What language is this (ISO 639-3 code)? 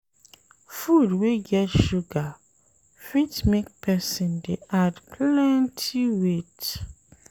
pcm